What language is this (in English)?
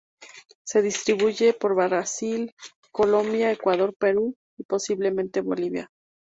Spanish